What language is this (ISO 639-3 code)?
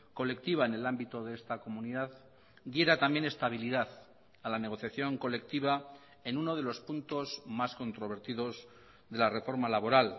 spa